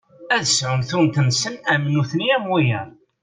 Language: Kabyle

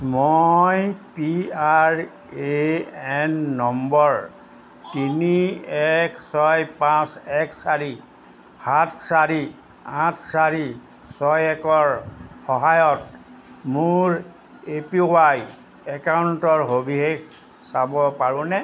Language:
Assamese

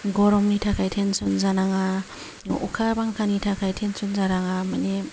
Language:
Bodo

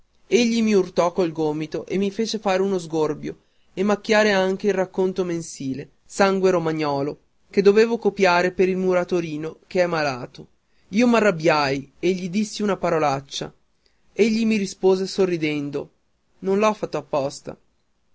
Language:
Italian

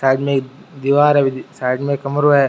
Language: Rajasthani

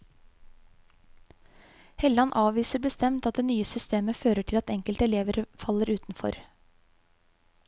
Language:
Norwegian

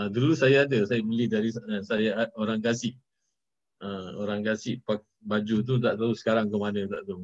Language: Malay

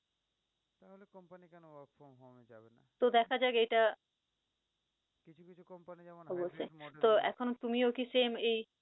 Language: Bangla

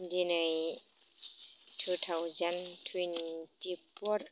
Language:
Bodo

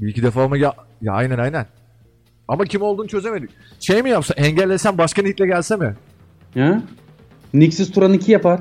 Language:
Turkish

